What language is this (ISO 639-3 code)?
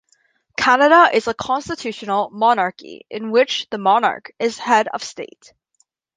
eng